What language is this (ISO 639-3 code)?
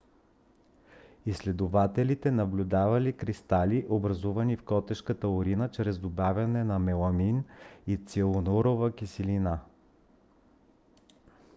bul